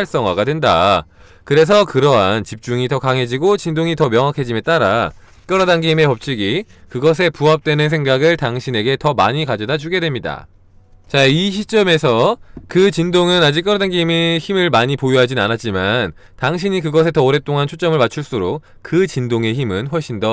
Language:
Korean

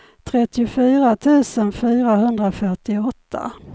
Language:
Swedish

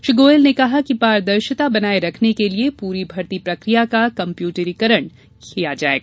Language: Hindi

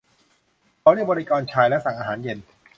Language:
Thai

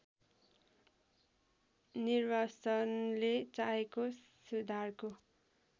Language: Nepali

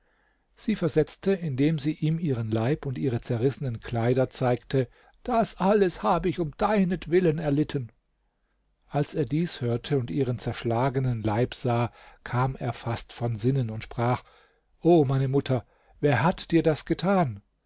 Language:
German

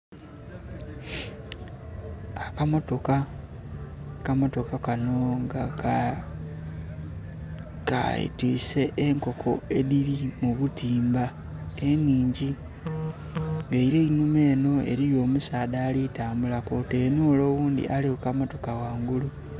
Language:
Soga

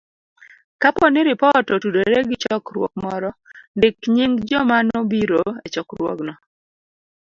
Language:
Luo (Kenya and Tanzania)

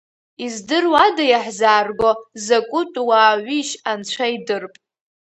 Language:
Abkhazian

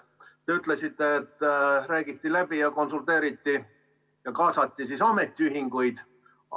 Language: Estonian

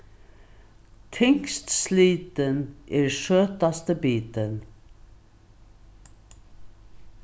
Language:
Faroese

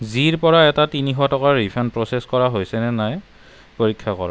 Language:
Assamese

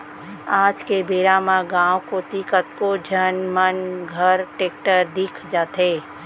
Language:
Chhattisgarhi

